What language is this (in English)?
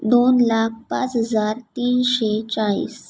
Marathi